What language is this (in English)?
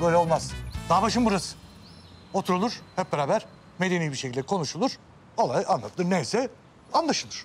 Turkish